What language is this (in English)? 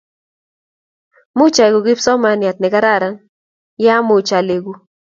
Kalenjin